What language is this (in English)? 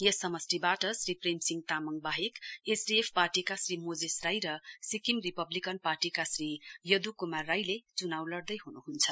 Nepali